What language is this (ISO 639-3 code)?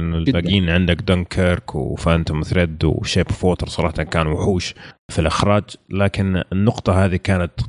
ara